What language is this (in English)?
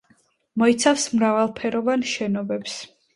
Georgian